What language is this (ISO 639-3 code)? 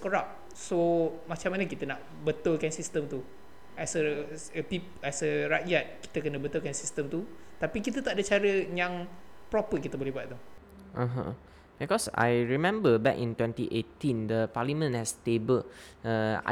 msa